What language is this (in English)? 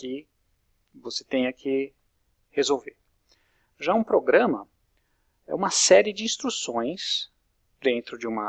Portuguese